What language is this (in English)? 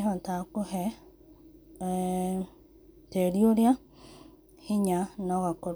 Kikuyu